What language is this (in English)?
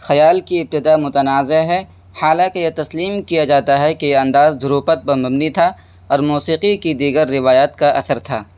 Urdu